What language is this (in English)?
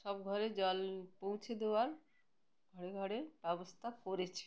Bangla